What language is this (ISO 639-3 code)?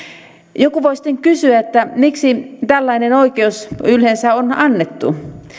fin